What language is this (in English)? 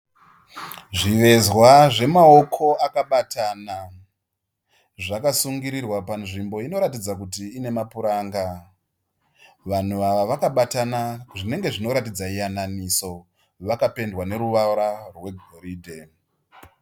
Shona